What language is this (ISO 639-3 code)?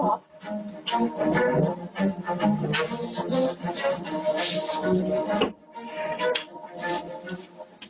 tha